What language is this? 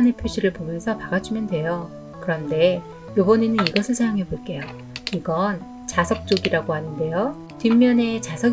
Korean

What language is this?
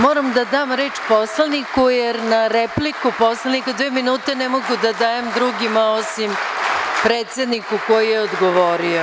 Serbian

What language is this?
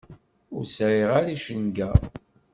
Kabyle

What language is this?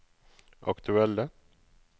Norwegian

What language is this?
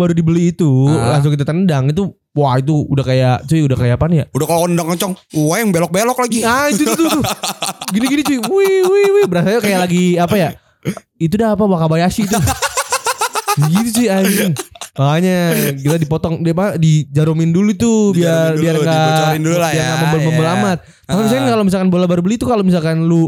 Indonesian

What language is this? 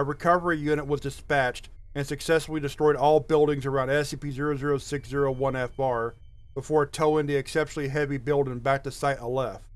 English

